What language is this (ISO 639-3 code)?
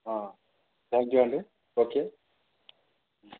tel